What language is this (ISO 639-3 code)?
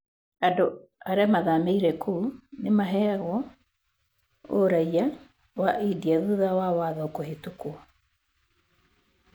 kik